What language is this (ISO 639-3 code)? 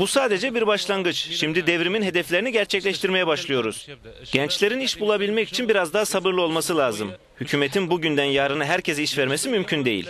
tur